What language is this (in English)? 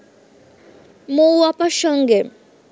Bangla